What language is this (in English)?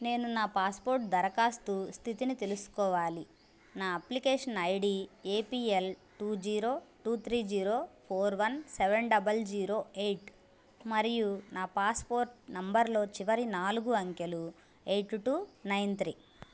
Telugu